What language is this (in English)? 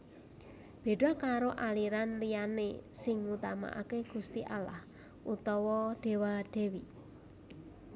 Javanese